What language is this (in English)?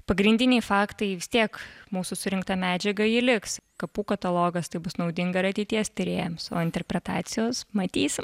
Lithuanian